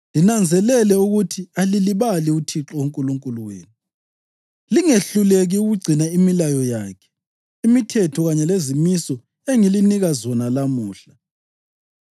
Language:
North Ndebele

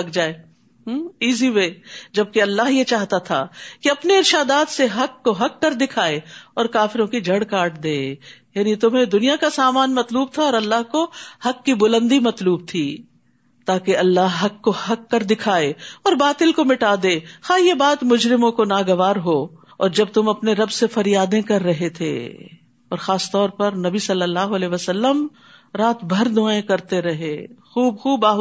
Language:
Urdu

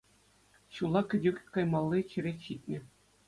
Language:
Chuvash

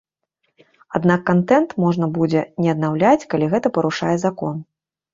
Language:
Belarusian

